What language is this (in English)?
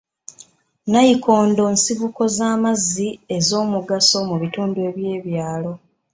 Ganda